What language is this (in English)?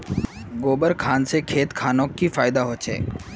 Magahi